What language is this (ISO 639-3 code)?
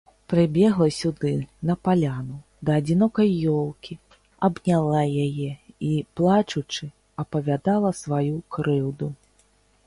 bel